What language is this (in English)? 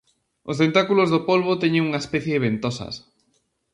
Galician